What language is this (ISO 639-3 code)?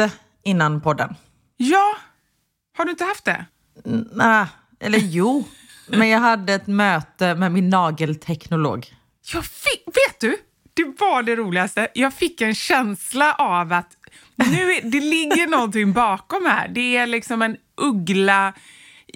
swe